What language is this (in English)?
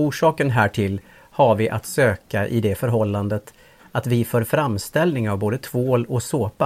Swedish